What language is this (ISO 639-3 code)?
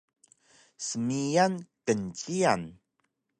trv